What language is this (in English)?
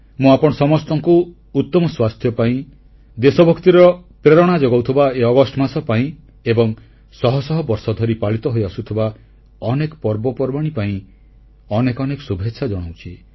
Odia